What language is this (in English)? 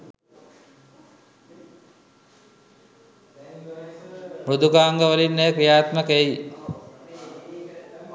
Sinhala